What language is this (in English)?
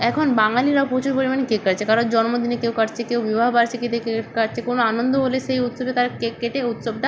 Bangla